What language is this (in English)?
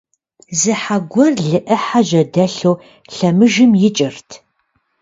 Kabardian